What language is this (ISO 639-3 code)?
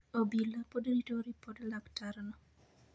luo